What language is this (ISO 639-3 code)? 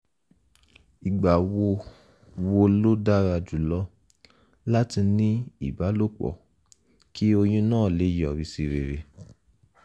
yor